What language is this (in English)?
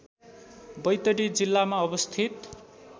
Nepali